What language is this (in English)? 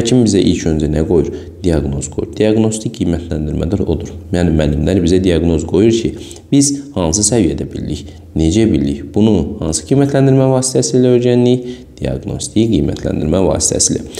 Turkish